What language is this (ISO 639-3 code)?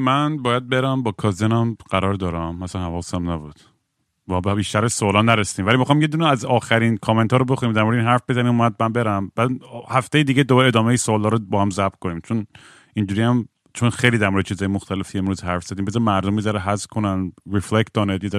fas